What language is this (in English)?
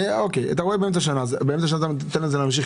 Hebrew